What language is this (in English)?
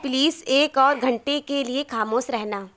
Urdu